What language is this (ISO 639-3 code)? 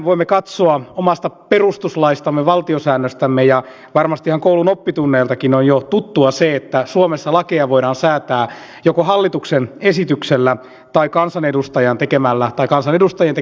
fin